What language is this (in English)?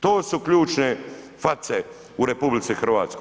Croatian